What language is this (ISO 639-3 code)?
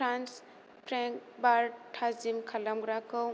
brx